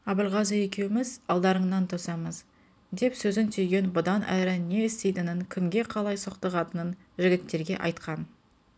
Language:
Kazakh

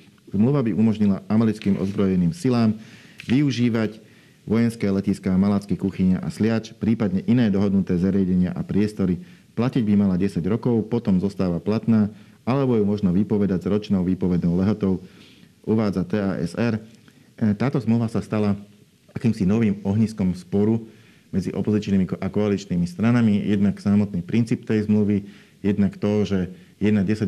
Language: Slovak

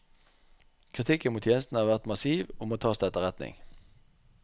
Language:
Norwegian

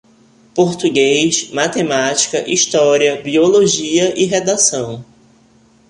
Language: Portuguese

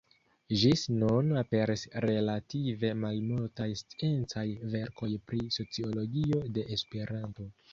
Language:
Esperanto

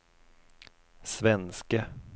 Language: Swedish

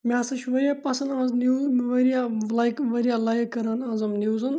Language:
Kashmiri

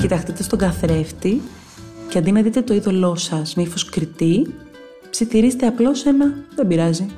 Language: Greek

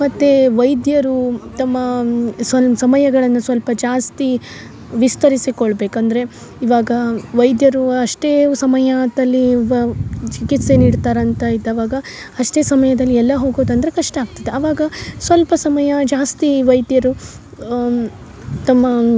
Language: Kannada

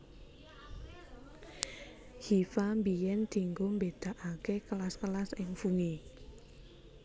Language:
Javanese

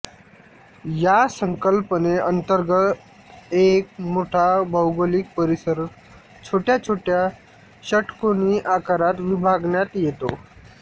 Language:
Marathi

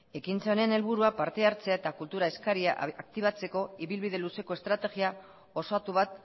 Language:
Basque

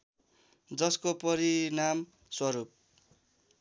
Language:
Nepali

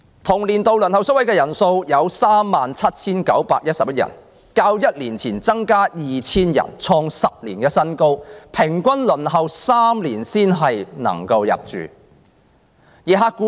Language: Cantonese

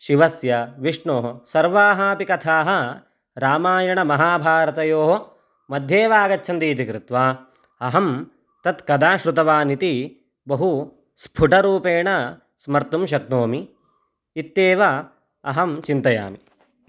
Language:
Sanskrit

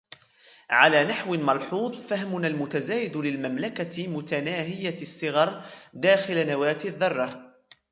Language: Arabic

